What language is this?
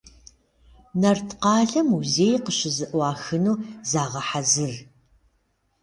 Kabardian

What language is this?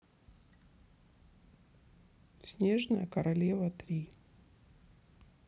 Russian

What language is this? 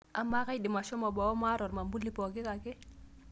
Masai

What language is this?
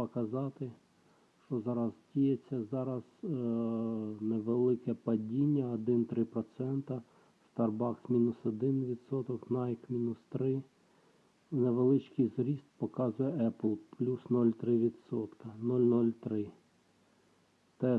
Ukrainian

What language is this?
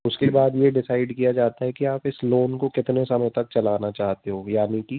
Hindi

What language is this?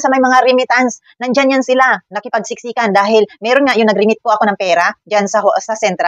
Filipino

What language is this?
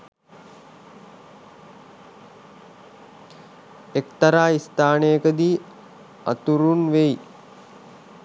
Sinhala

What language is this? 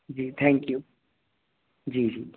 Hindi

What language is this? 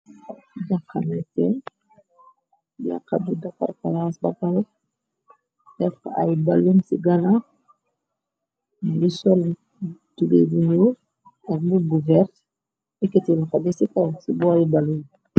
Wolof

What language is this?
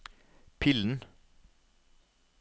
Norwegian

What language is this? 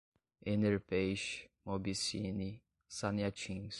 Portuguese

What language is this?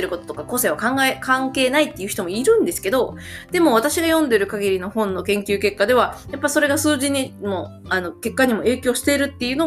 Japanese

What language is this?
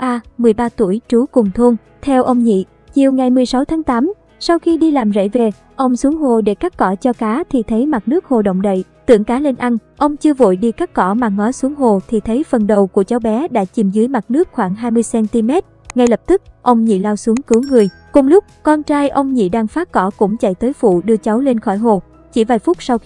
Vietnamese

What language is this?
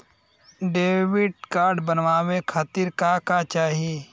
Bhojpuri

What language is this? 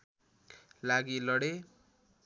Nepali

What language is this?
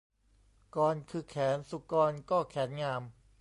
Thai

